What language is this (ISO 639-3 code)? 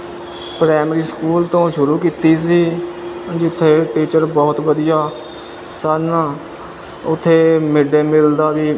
pan